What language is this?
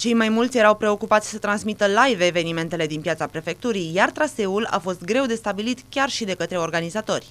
Romanian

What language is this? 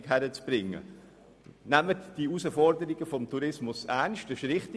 Swiss German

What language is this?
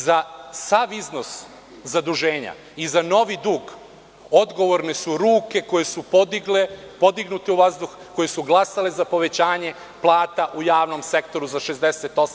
Serbian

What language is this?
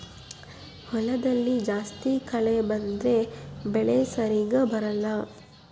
Kannada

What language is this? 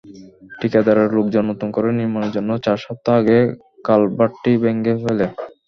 Bangla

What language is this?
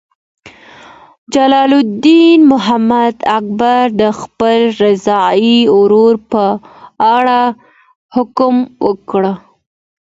Pashto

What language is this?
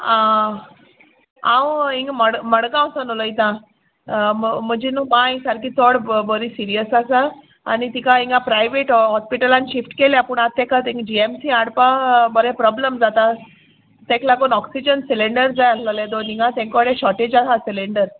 Konkani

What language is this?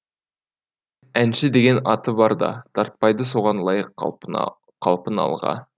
Kazakh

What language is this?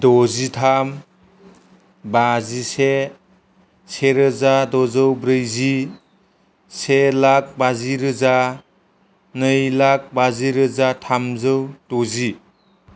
Bodo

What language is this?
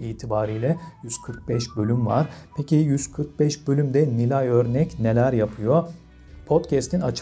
Turkish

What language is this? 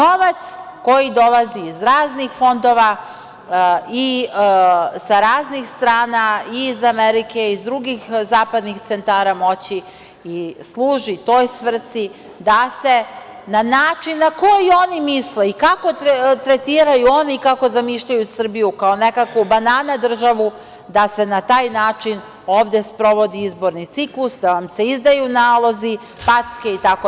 Serbian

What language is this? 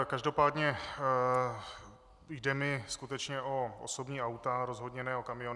Czech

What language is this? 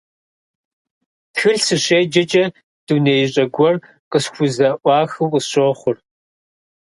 Kabardian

